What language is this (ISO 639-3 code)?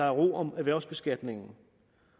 dan